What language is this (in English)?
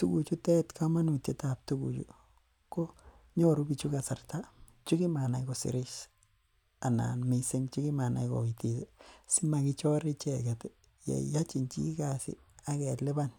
Kalenjin